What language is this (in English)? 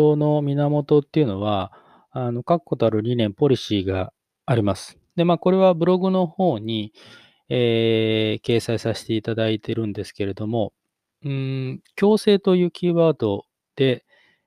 Japanese